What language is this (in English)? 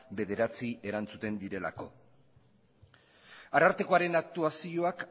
Basque